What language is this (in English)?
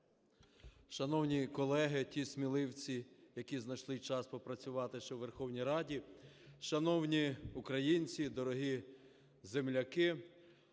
Ukrainian